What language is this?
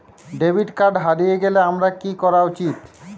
Bangla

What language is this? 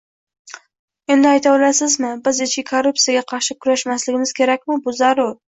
Uzbek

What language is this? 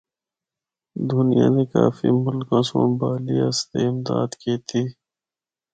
Northern Hindko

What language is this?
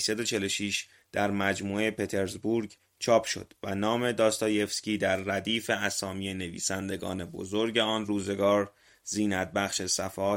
Persian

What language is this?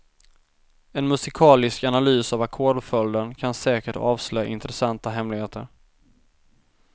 Swedish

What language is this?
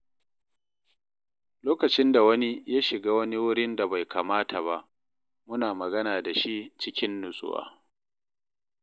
Hausa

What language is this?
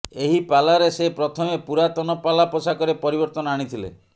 Odia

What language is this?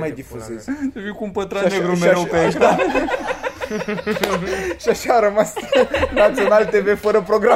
Romanian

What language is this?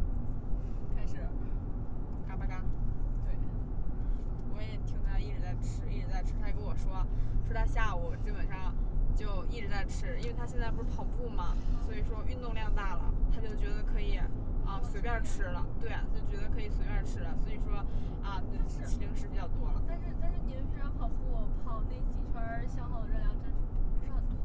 Chinese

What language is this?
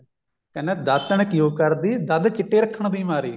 Punjabi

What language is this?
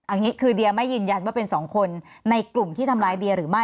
Thai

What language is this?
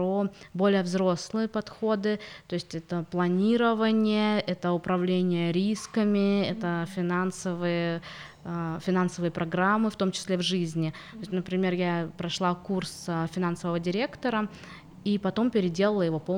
Russian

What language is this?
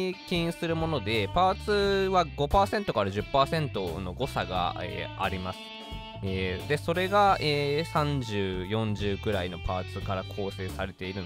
Japanese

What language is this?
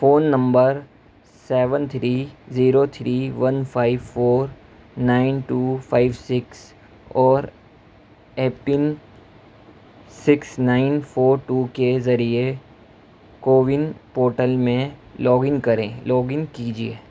Urdu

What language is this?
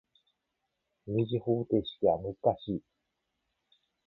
Japanese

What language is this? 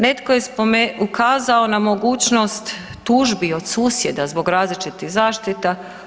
Croatian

